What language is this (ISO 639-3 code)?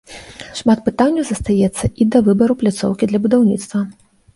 bel